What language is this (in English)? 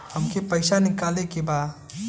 Bhojpuri